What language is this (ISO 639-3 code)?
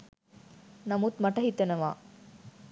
sin